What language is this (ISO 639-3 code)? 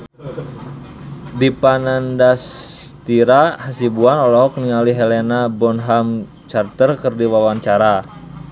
sun